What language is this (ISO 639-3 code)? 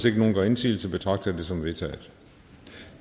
dan